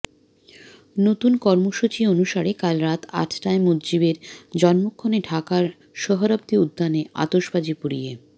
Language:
Bangla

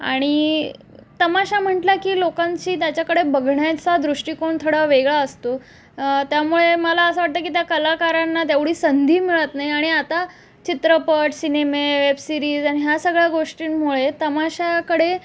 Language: Marathi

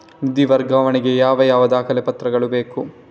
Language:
Kannada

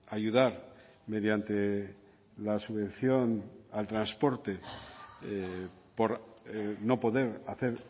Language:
Spanish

